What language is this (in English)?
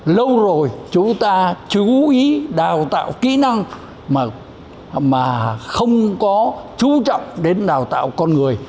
Vietnamese